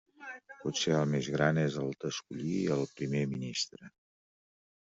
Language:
Catalan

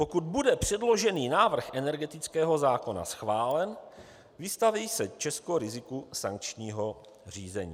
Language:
Czech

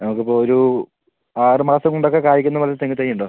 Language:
Malayalam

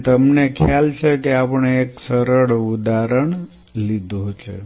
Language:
Gujarati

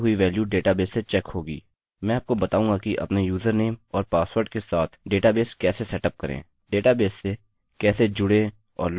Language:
Hindi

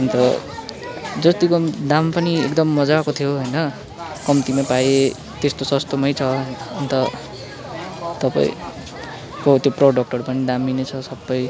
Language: Nepali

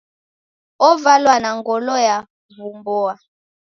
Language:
Taita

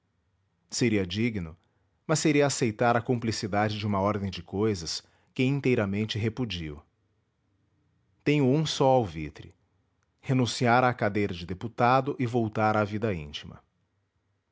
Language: Portuguese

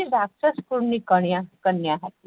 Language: Gujarati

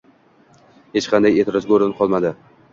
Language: Uzbek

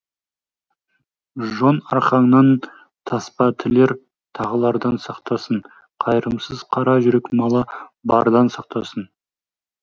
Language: Kazakh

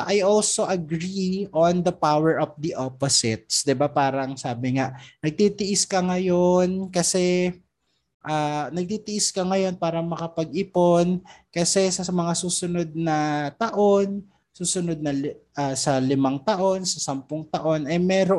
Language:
Filipino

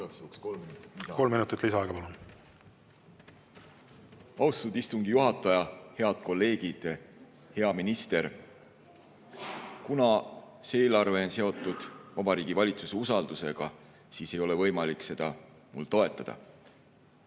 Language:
Estonian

